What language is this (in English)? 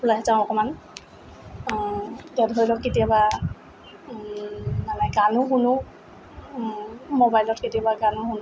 Assamese